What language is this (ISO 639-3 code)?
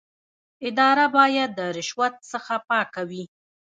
pus